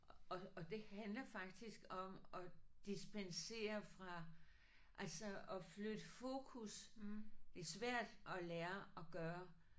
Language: Danish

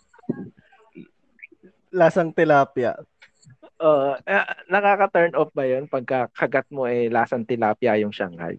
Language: Filipino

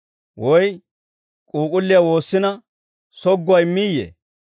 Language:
Dawro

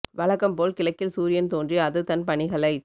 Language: Tamil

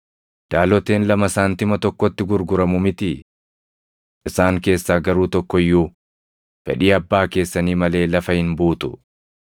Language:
Oromo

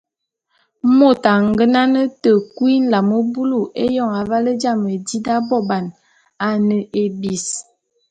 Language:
Bulu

